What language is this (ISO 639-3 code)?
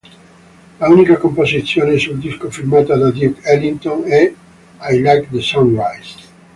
ita